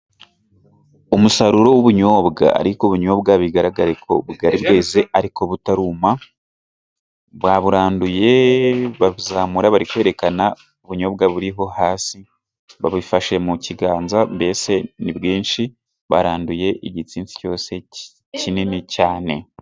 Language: Kinyarwanda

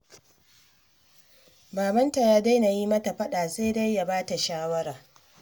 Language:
Hausa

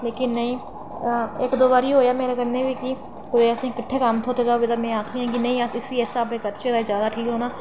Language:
Dogri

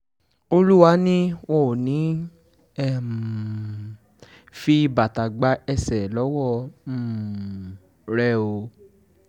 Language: Yoruba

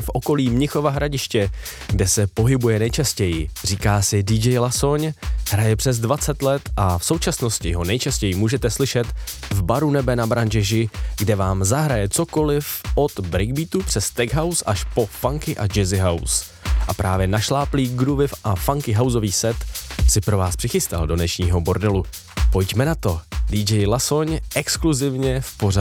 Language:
Czech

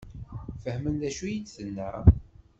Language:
Kabyle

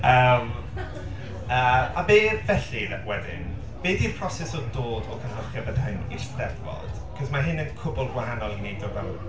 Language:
Welsh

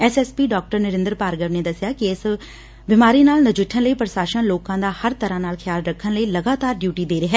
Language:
Punjabi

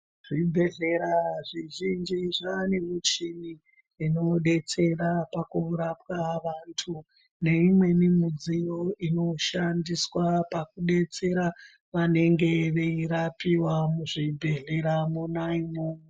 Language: Ndau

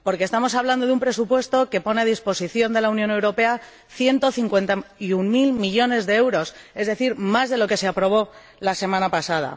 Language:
Spanish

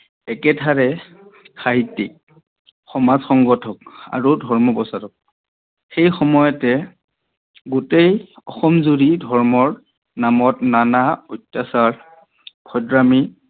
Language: Assamese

